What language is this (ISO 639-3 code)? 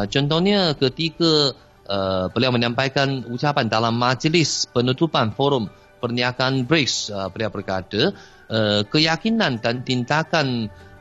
msa